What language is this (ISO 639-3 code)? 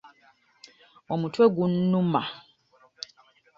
lug